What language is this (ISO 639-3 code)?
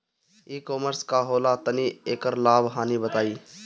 bho